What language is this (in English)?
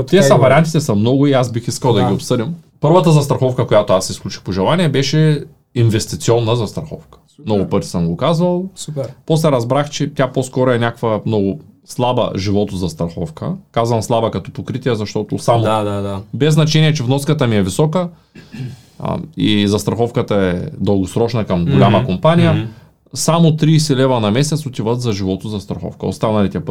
Bulgarian